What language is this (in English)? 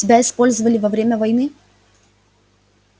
Russian